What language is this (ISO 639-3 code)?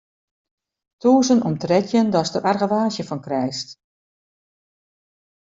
fry